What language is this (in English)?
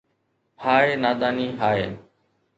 Sindhi